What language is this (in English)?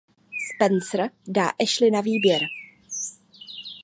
Czech